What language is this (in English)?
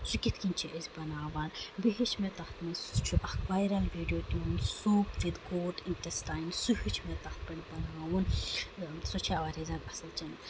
Kashmiri